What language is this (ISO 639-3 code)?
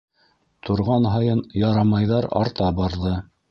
bak